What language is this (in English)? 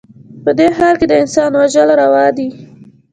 Pashto